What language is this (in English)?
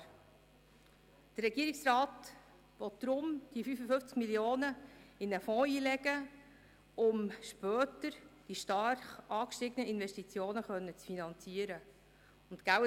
Swiss German